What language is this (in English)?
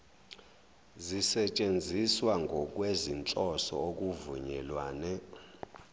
Zulu